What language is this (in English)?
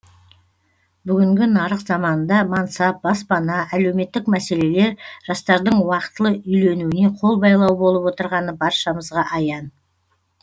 Kazakh